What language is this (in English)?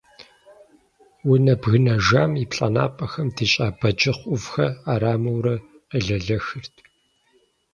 Kabardian